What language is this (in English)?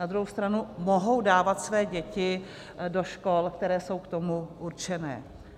Czech